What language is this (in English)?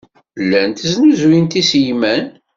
Kabyle